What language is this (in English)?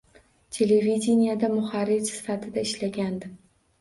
Uzbek